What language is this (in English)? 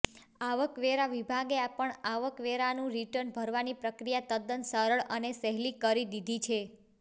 Gujarati